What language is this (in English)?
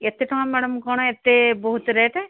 Odia